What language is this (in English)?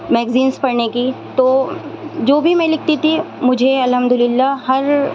Urdu